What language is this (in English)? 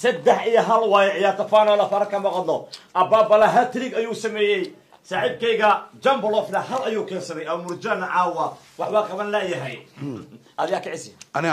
Arabic